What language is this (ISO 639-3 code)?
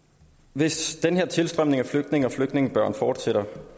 dan